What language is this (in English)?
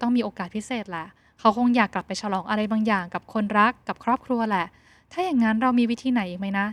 Thai